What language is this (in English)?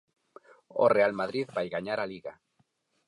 Galician